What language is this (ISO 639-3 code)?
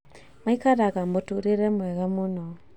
kik